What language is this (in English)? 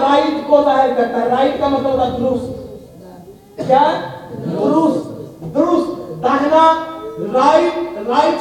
Urdu